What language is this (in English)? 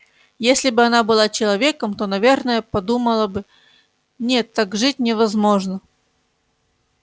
Russian